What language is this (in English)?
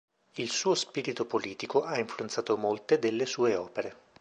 Italian